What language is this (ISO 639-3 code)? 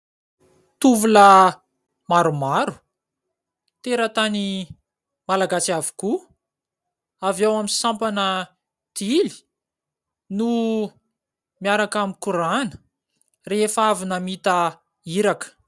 mlg